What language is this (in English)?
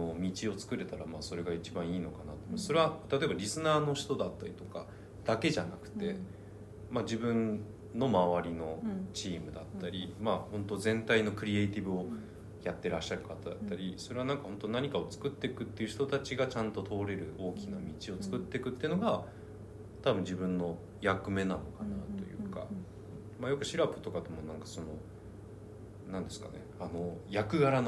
Japanese